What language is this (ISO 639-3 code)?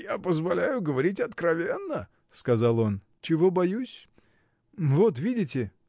rus